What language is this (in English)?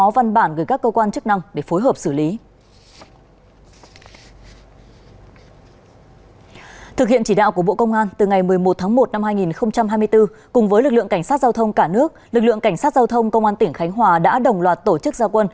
Vietnamese